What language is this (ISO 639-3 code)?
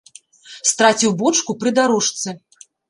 bel